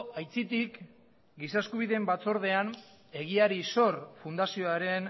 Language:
Basque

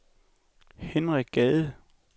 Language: Danish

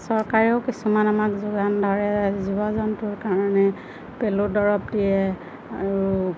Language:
Assamese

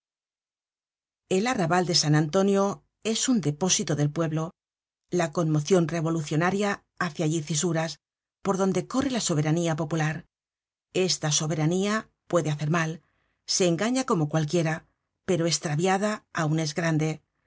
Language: Spanish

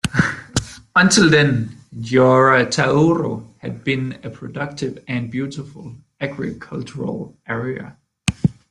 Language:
English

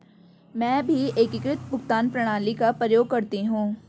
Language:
Hindi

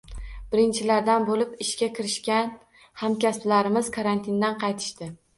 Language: Uzbek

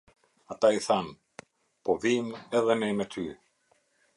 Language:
Albanian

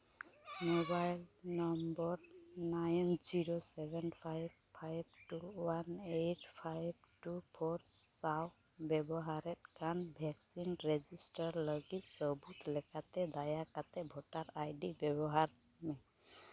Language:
Santali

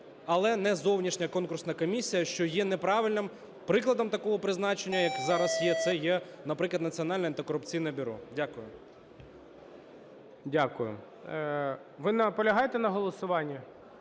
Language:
Ukrainian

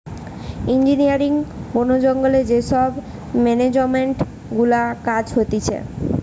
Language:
Bangla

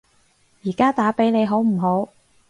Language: Cantonese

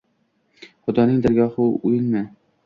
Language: Uzbek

